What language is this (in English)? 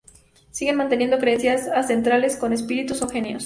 Spanish